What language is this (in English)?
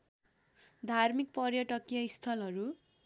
Nepali